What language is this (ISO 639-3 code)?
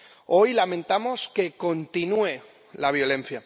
spa